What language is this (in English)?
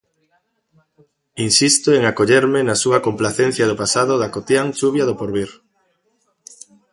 Galician